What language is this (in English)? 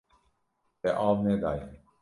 Kurdish